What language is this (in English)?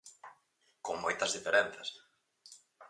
Galician